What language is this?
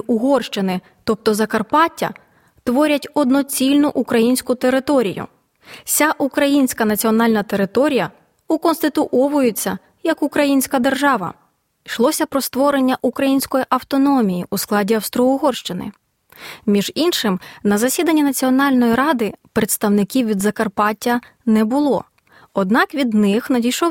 Ukrainian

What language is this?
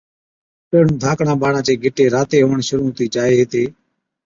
Od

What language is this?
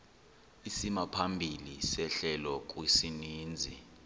Xhosa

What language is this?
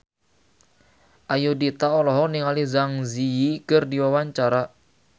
Sundanese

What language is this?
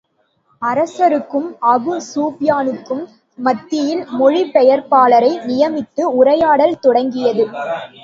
Tamil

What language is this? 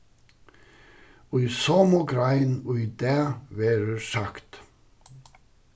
Faroese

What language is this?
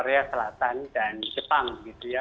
Indonesian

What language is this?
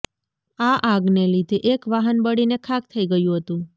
Gujarati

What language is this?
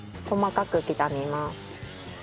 Japanese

